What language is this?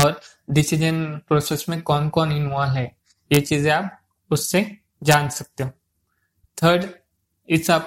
Hindi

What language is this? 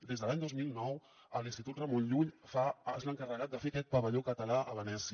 Catalan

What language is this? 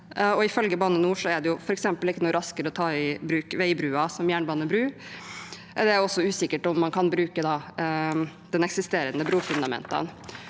Norwegian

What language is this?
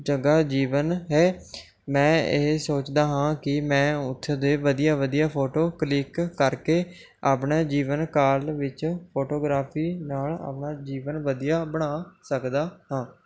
Punjabi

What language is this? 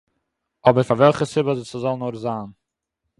Yiddish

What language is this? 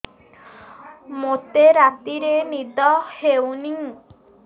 Odia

